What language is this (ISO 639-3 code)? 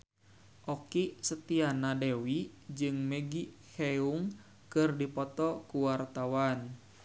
sun